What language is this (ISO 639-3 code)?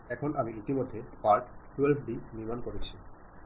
ben